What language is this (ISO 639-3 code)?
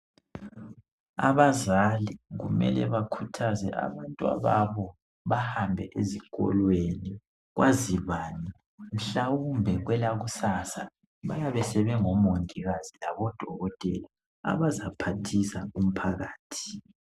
nde